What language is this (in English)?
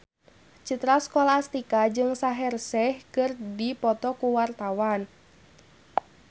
Sundanese